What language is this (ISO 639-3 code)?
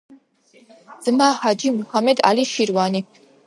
kat